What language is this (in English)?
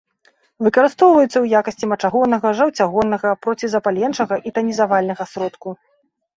Belarusian